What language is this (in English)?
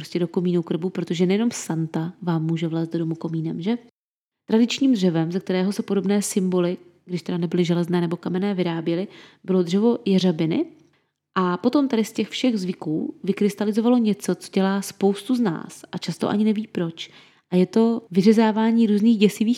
Czech